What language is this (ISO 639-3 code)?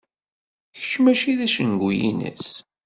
kab